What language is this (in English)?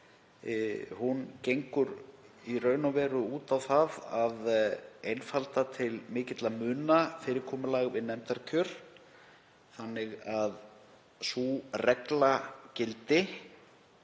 Icelandic